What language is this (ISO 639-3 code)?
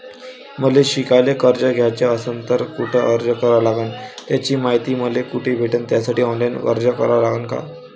mar